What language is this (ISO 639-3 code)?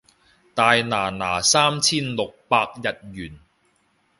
yue